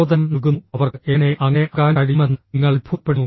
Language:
Malayalam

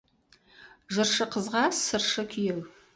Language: Kazakh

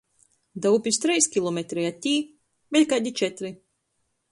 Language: Latgalian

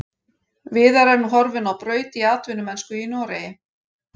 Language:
Icelandic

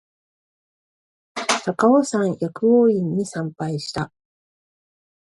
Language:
Japanese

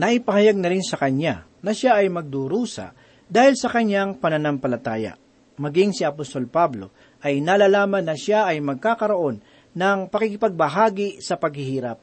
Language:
Filipino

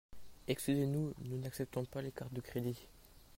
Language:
French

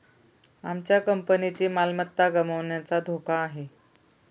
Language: Marathi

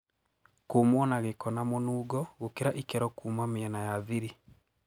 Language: Kikuyu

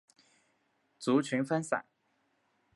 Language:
Chinese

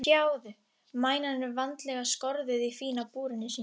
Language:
Icelandic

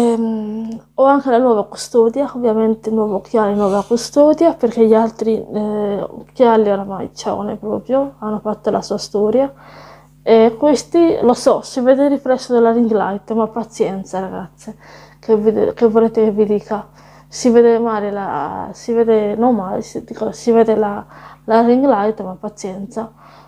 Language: Italian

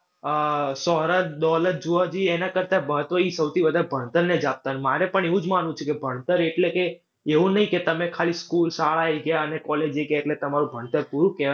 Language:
Gujarati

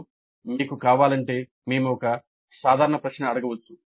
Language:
Telugu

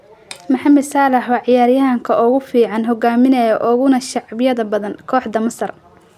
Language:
Somali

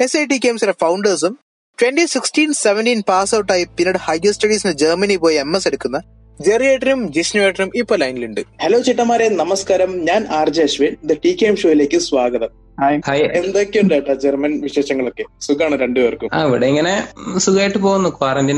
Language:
Malayalam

